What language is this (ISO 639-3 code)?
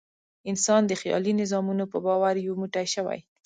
pus